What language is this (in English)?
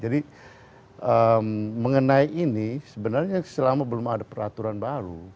Indonesian